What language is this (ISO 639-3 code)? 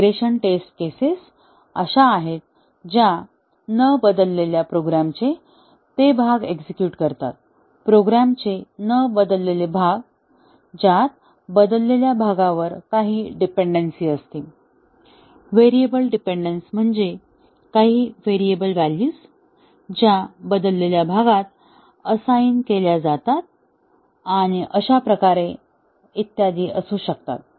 mar